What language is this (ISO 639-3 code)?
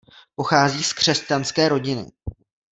ces